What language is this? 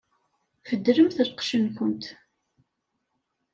Kabyle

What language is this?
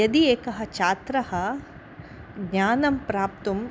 Sanskrit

